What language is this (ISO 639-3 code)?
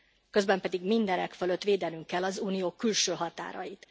hun